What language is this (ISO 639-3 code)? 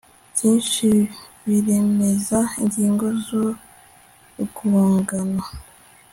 kin